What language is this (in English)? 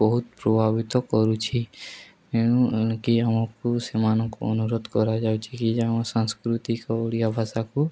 Odia